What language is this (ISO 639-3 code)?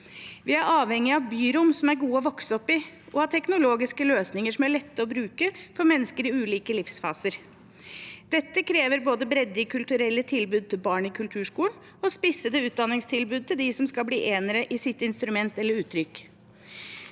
nor